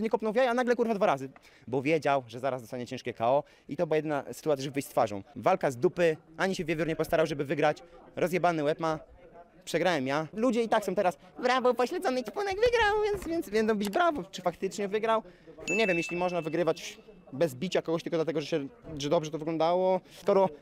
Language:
Polish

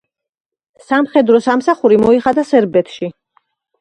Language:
Georgian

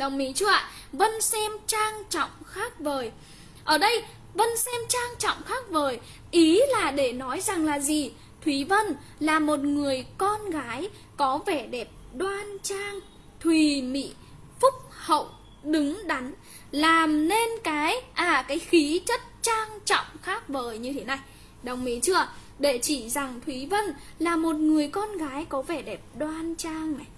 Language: Vietnamese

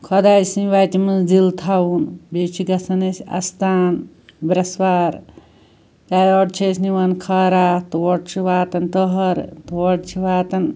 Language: Kashmiri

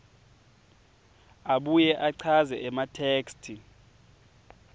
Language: Swati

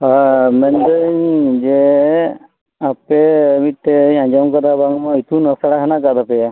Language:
Santali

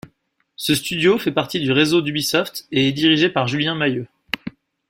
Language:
French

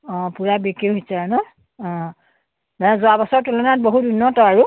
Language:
Assamese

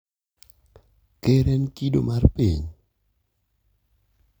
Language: Luo (Kenya and Tanzania)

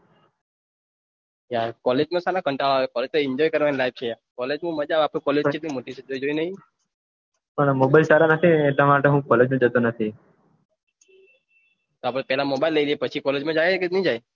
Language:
Gujarati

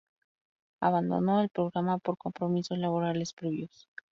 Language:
Spanish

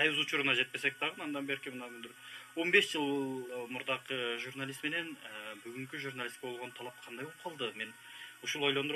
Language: Turkish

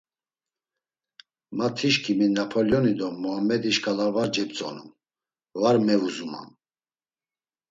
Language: Laz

